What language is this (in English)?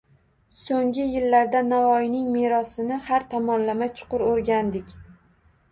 Uzbek